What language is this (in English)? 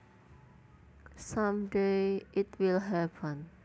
Javanese